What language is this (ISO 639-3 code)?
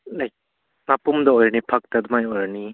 mni